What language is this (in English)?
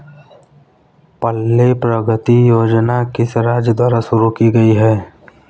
Hindi